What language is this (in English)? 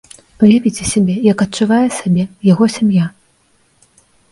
Belarusian